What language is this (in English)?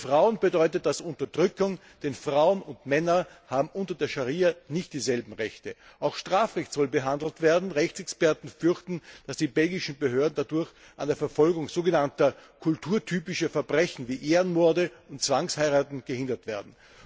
German